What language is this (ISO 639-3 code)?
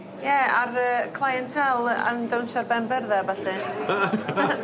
cym